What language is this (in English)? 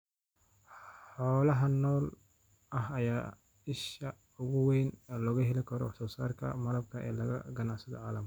Somali